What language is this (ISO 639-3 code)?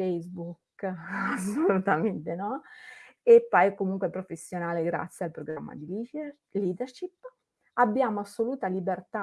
ita